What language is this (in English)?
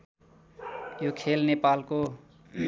Nepali